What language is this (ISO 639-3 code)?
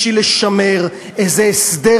heb